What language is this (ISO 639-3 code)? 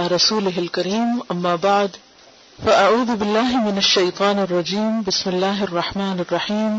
urd